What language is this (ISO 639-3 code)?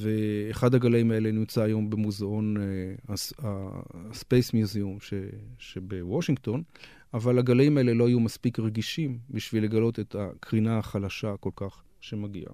heb